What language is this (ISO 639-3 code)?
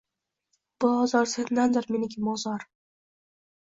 uzb